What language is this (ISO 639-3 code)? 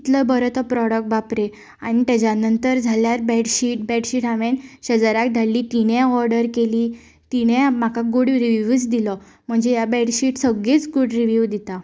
kok